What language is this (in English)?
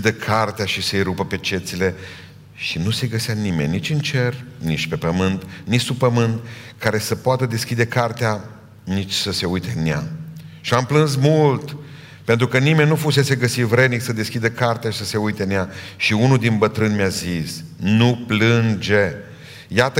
Romanian